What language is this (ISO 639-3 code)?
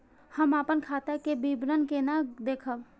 mai